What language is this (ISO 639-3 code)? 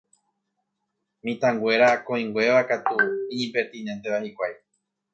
grn